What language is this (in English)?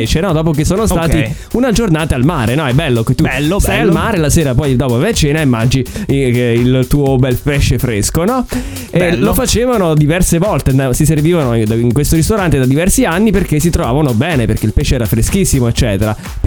Italian